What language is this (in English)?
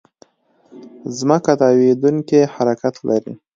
Pashto